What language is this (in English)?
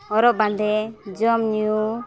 Santali